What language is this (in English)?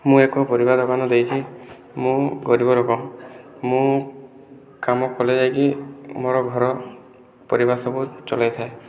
Odia